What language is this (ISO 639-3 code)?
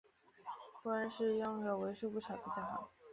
zho